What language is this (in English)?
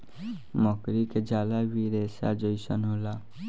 Bhojpuri